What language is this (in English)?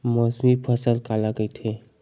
Chhattisgarhi